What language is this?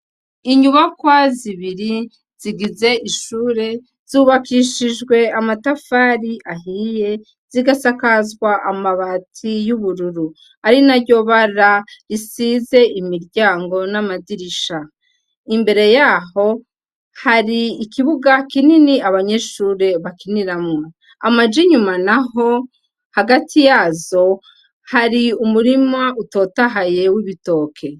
Rundi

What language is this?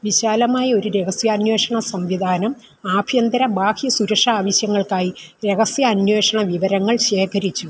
Malayalam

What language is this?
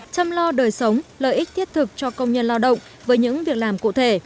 Vietnamese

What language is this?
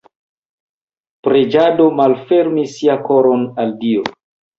Esperanto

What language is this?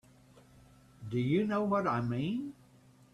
English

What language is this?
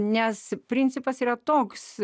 Lithuanian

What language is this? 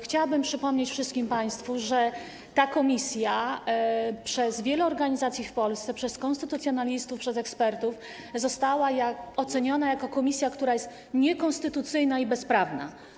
Polish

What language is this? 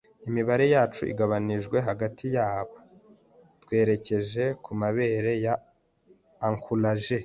Kinyarwanda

